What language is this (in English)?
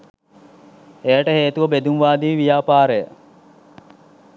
Sinhala